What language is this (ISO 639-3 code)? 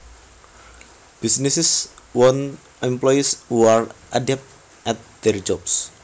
jav